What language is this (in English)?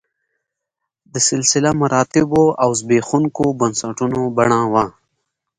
Pashto